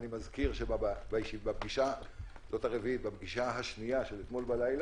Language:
Hebrew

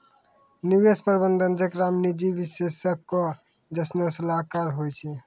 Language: Maithili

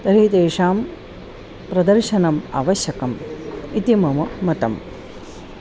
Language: Sanskrit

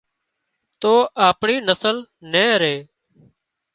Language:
Wadiyara Koli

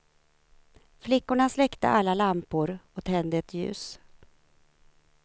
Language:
Swedish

